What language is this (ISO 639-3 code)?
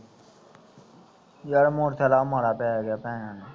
pan